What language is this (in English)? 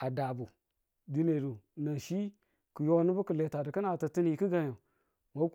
Tula